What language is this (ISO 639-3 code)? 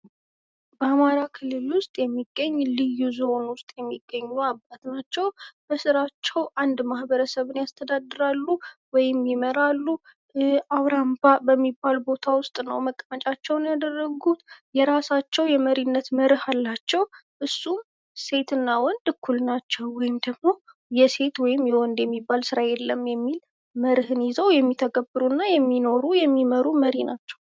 amh